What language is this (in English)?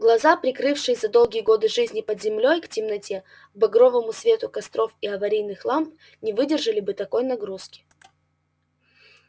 Russian